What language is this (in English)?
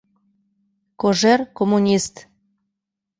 Mari